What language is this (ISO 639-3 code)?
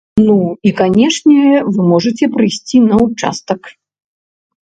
bel